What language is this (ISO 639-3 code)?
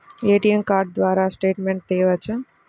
tel